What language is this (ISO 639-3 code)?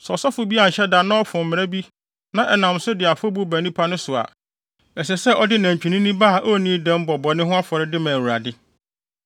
aka